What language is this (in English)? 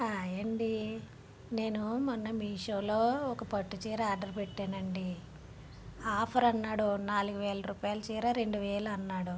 Telugu